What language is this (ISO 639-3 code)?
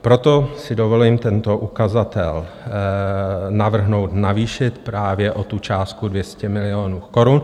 ces